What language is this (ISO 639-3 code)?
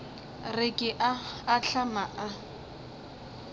nso